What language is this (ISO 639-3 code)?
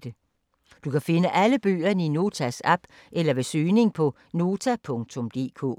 dan